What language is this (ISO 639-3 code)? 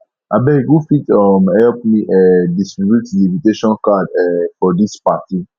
pcm